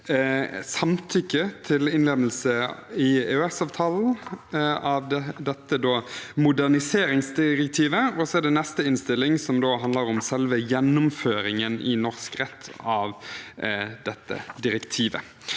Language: Norwegian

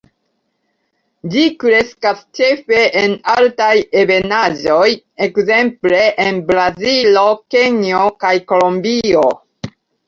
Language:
Esperanto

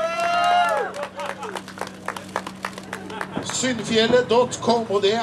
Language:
Norwegian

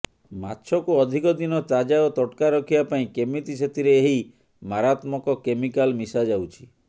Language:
Odia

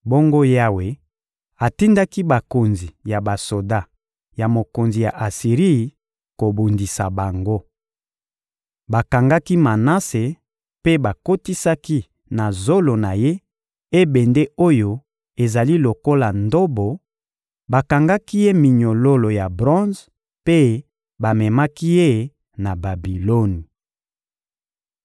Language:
Lingala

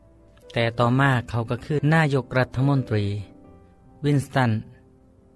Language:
Thai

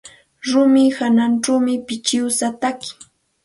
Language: Santa Ana de Tusi Pasco Quechua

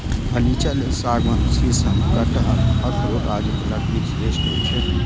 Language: Maithili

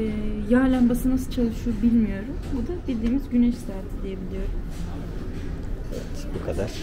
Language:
Turkish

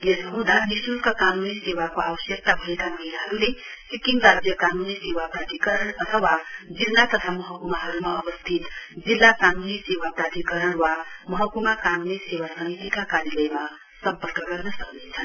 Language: Nepali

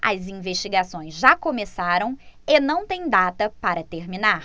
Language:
Portuguese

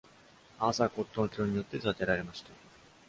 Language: Japanese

